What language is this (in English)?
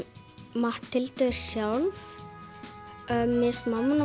Icelandic